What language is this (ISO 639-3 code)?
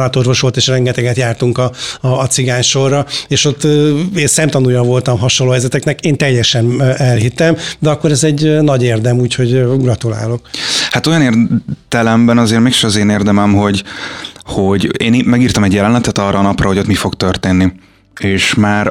hun